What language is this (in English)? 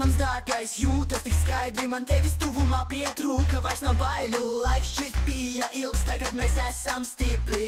Latvian